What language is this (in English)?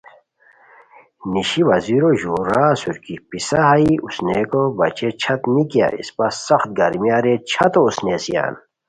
Khowar